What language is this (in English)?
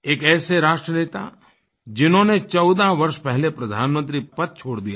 Hindi